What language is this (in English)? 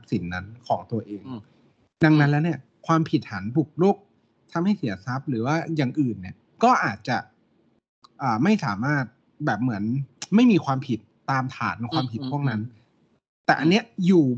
Thai